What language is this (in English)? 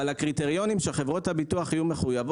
Hebrew